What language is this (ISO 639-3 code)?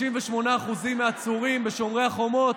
heb